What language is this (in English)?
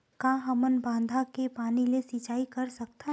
Chhattisgarhi